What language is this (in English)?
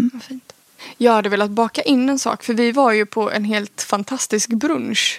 Swedish